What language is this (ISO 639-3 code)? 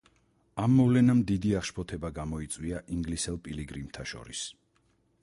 kat